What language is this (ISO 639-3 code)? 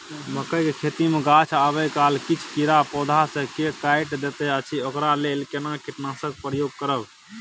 mai